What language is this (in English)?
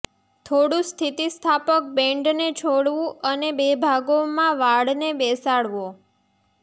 Gujarati